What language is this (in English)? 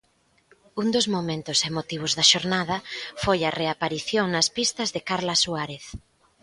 Galician